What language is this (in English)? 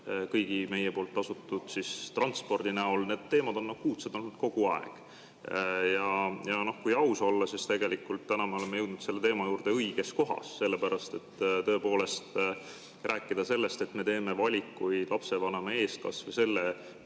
Estonian